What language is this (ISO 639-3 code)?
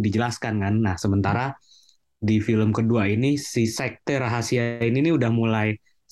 ind